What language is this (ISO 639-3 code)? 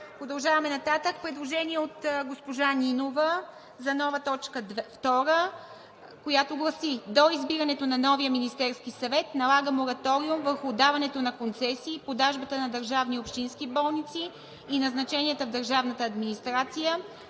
bul